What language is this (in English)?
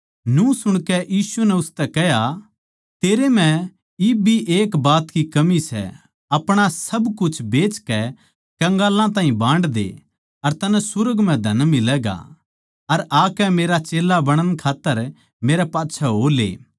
Haryanvi